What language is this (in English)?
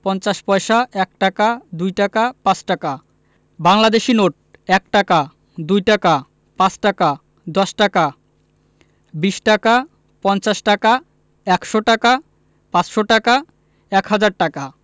Bangla